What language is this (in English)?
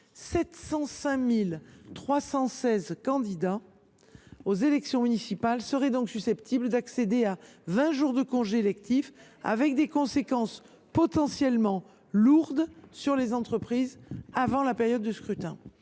French